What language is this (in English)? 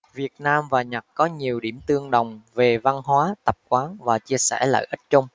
Vietnamese